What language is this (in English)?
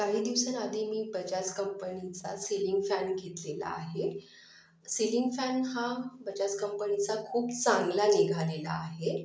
Marathi